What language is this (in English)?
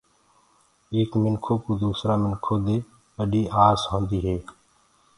Gurgula